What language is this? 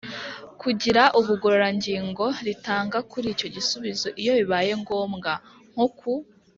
Kinyarwanda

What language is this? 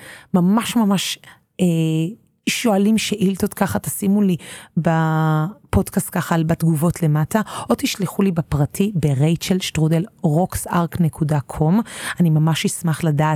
Hebrew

